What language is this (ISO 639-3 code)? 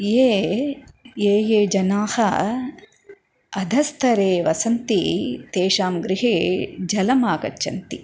san